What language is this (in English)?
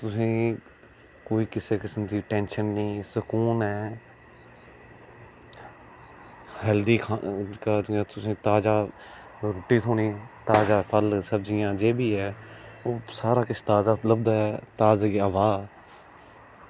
Dogri